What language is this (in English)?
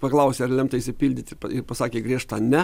Lithuanian